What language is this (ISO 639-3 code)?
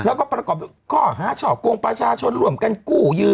tha